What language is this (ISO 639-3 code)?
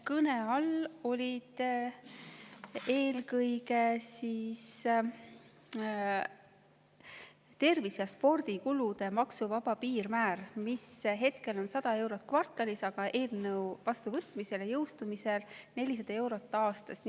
est